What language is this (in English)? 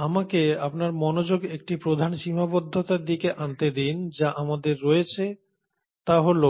Bangla